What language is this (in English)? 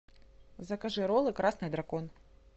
Russian